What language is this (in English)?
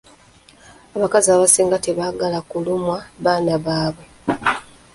Ganda